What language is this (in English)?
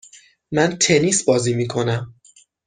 Persian